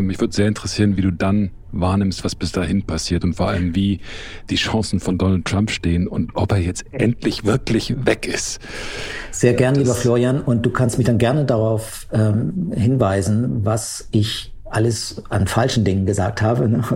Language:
German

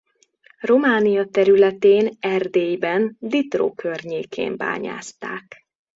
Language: Hungarian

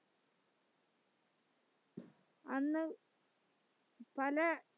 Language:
Malayalam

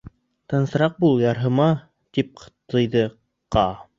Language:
Bashkir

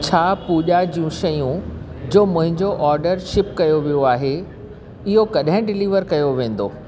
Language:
Sindhi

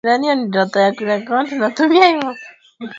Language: Swahili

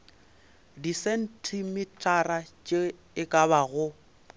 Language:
Northern Sotho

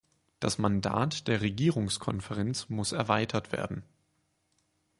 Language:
German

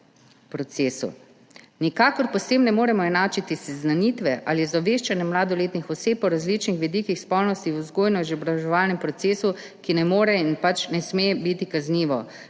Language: Slovenian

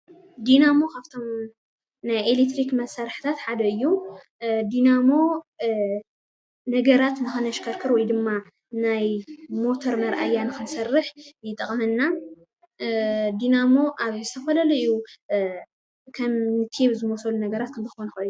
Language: Tigrinya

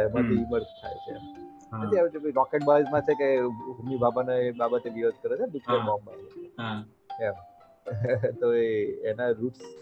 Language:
Gujarati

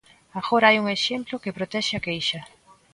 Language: Galician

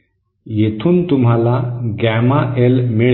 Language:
Marathi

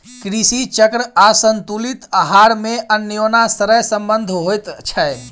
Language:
Maithili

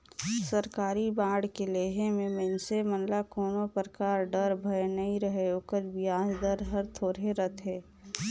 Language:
Chhattisgarhi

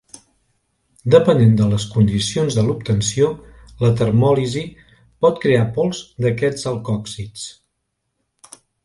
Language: Catalan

